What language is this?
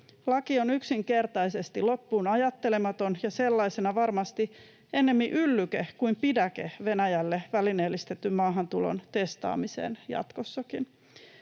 Finnish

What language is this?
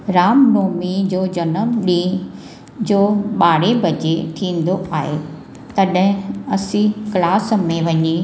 Sindhi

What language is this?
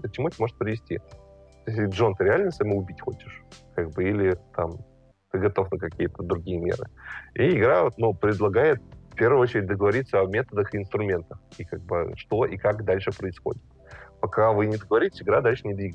Russian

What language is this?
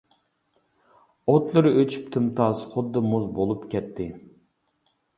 Uyghur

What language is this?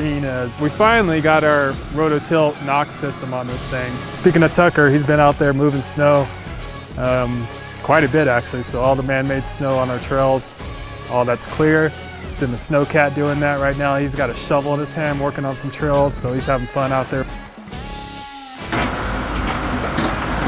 English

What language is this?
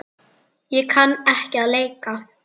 Icelandic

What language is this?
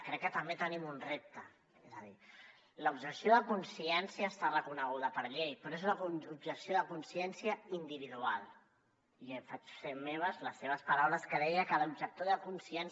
Catalan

